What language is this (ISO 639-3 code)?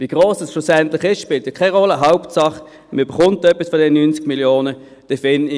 gsw